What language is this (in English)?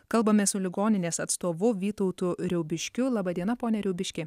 Lithuanian